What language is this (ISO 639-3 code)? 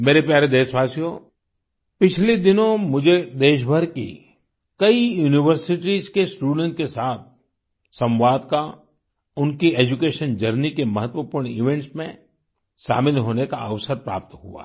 hin